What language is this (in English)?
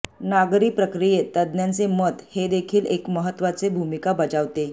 Marathi